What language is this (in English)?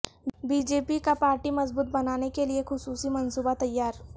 Urdu